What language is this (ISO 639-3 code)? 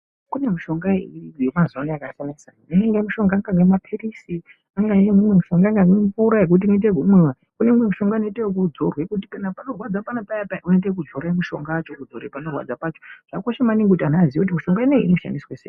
ndc